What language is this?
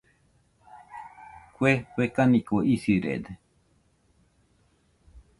Nüpode Huitoto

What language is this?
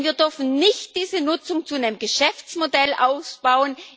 German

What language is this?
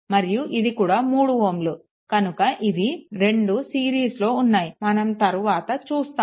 Telugu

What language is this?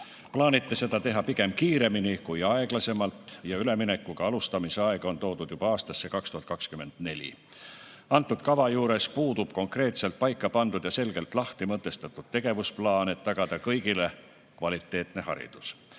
Estonian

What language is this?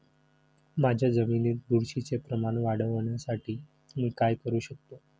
Marathi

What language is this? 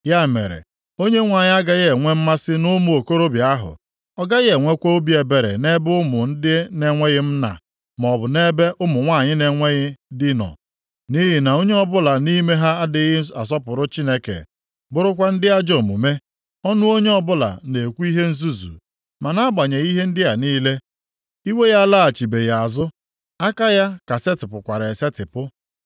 Igbo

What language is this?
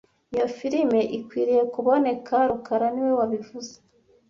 Kinyarwanda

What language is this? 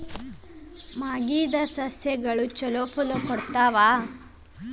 Kannada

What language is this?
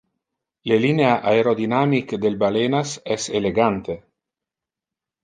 Interlingua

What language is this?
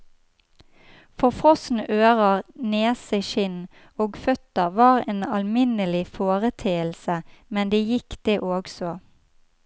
Norwegian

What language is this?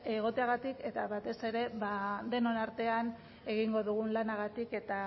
Basque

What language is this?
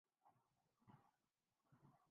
Urdu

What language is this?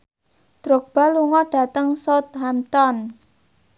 Javanese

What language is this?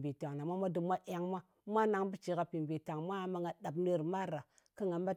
Ngas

